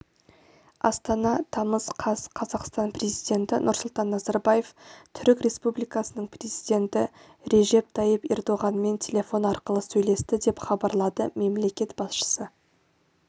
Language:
Kazakh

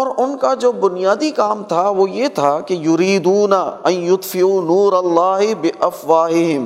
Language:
Urdu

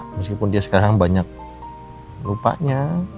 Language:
Indonesian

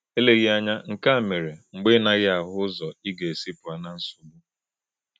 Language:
Igbo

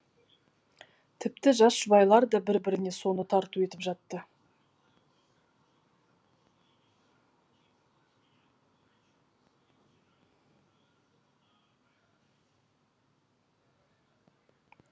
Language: Kazakh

